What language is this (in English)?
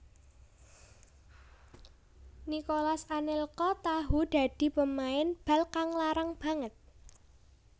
Javanese